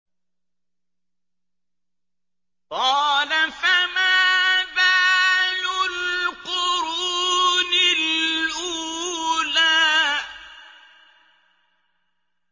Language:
Arabic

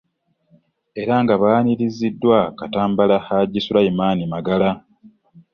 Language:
Ganda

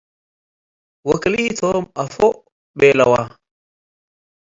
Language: Tigre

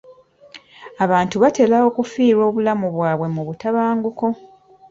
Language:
Ganda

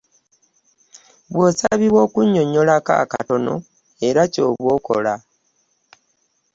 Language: Ganda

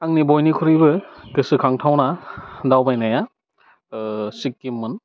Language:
Bodo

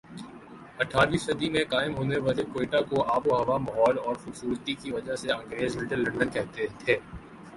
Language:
Urdu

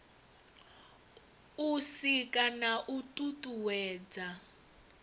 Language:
Venda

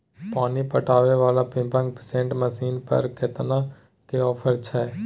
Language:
Maithili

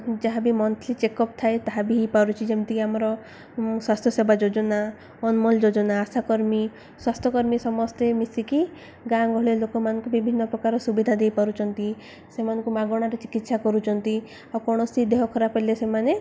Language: Odia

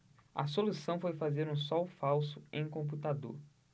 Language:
Portuguese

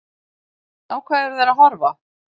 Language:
Icelandic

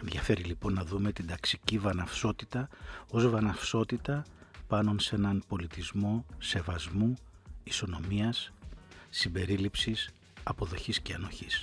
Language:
Greek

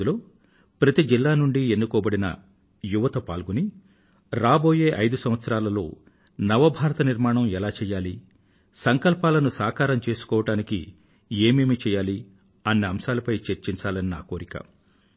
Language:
Telugu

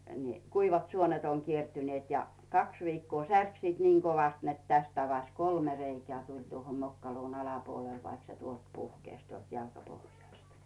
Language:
Finnish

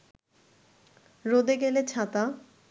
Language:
Bangla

